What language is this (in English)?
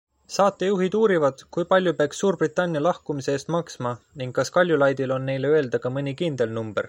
Estonian